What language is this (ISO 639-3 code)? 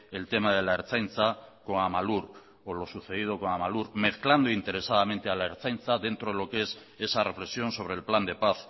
spa